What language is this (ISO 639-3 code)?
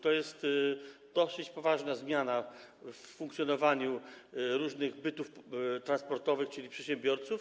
pol